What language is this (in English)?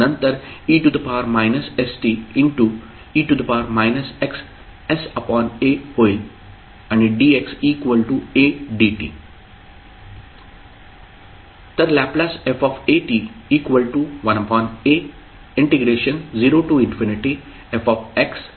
Marathi